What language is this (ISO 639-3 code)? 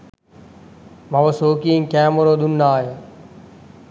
sin